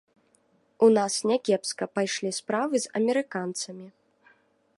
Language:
Belarusian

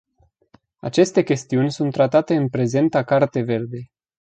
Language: Romanian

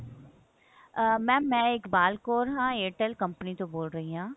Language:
Punjabi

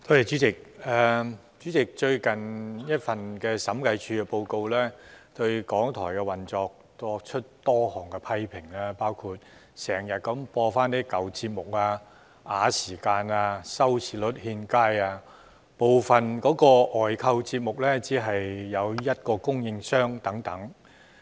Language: Cantonese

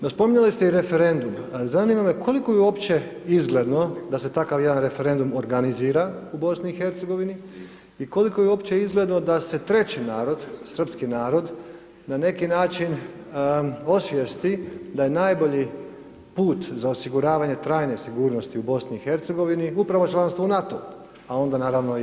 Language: Croatian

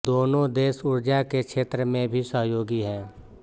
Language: Hindi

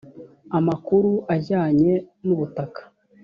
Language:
Kinyarwanda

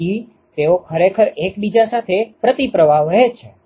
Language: Gujarati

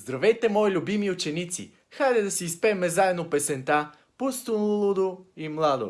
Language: Korean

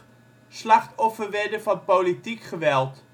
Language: Dutch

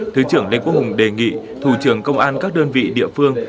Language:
Vietnamese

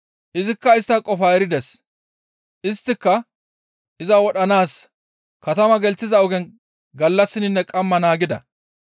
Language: Gamo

